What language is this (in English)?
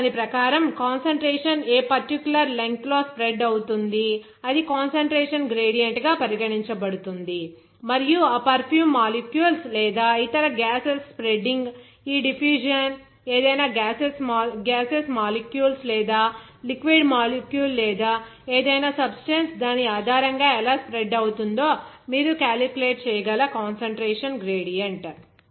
Telugu